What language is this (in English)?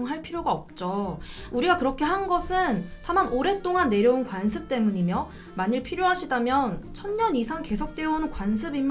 Korean